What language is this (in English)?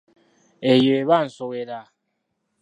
Ganda